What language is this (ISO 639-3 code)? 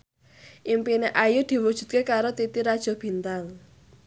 jav